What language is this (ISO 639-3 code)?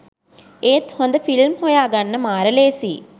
sin